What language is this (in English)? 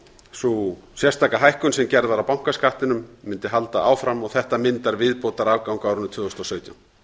Icelandic